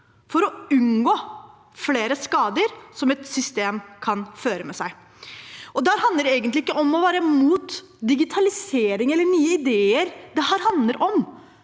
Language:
Norwegian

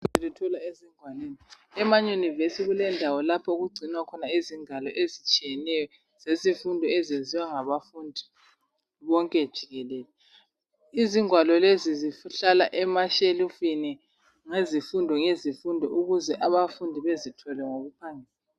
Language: North Ndebele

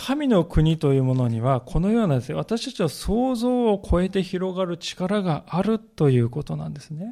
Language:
Japanese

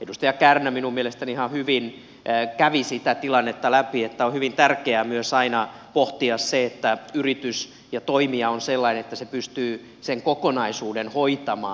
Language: Finnish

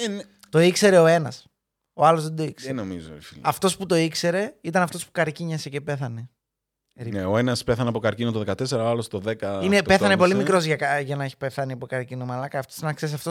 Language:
Greek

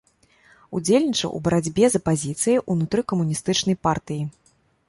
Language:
Belarusian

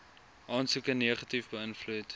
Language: Afrikaans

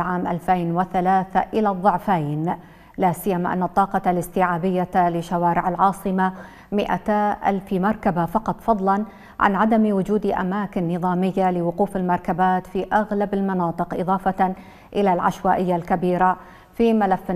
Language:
Arabic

